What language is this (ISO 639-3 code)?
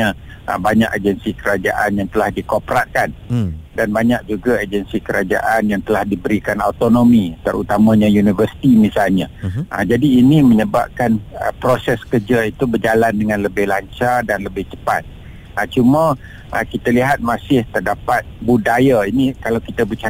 msa